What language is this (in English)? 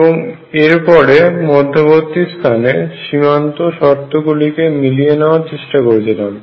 Bangla